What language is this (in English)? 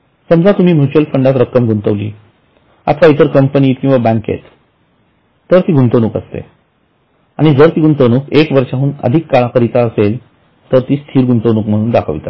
Marathi